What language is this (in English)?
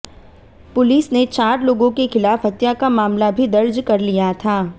Hindi